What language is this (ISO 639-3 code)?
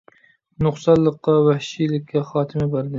uig